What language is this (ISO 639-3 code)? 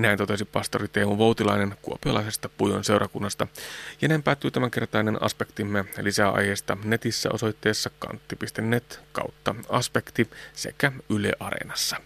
fin